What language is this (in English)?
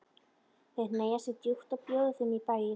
Icelandic